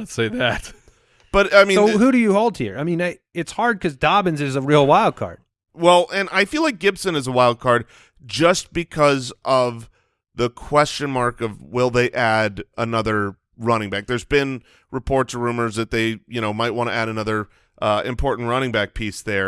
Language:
English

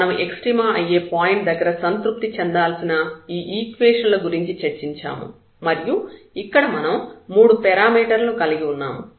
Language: Telugu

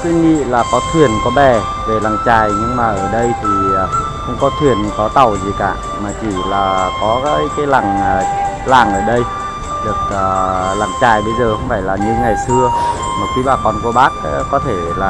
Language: Vietnamese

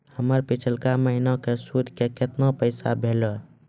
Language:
Maithili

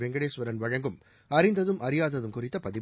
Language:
Tamil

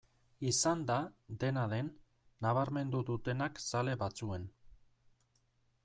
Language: Basque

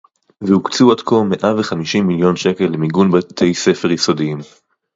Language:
Hebrew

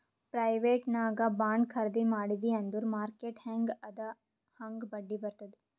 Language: Kannada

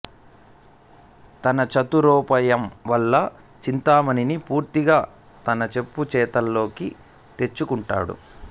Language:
Telugu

